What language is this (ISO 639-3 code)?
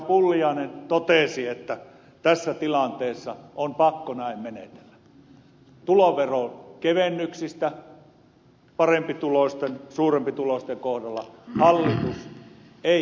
fin